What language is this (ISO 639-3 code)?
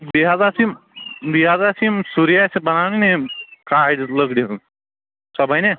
kas